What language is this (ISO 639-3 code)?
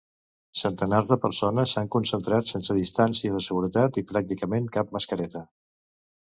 cat